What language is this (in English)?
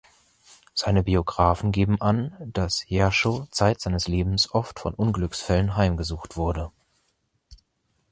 German